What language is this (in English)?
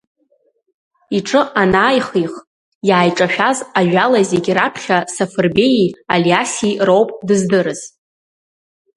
Abkhazian